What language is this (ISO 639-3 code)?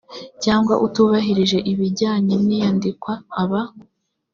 kin